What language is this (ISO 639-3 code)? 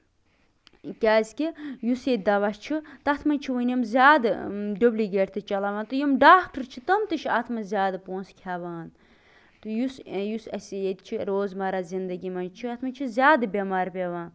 kas